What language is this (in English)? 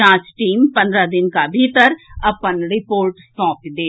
Maithili